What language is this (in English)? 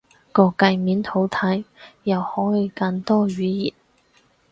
Cantonese